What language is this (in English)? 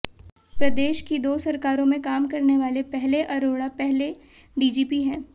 Hindi